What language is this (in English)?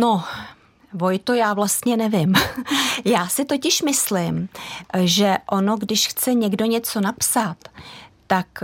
Czech